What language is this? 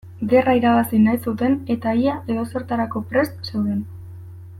Basque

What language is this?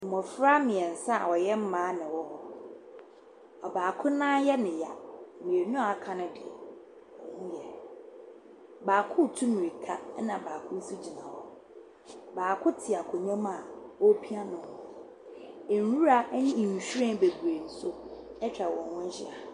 Akan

